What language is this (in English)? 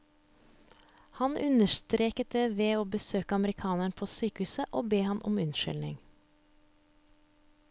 Norwegian